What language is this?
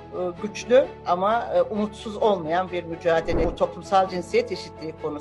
Turkish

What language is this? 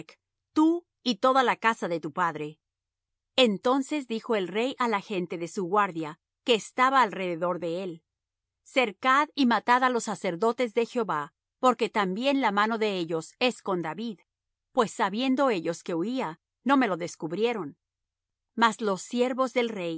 Spanish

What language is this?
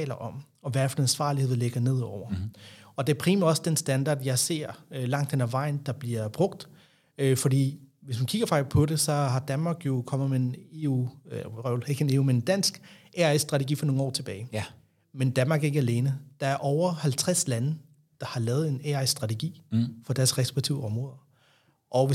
Danish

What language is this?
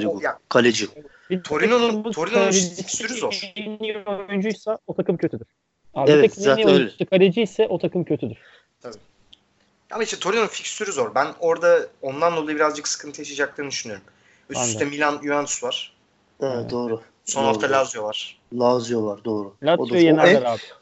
Turkish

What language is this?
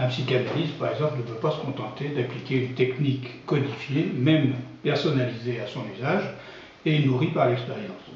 French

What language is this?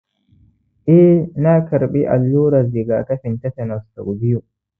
Hausa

